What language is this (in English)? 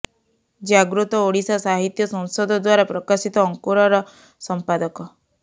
Odia